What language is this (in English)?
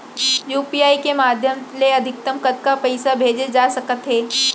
Chhattisgarhi